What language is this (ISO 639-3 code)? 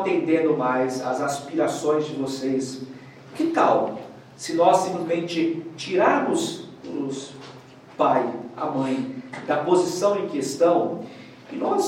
por